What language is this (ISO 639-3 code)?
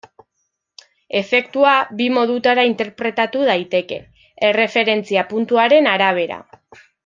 eus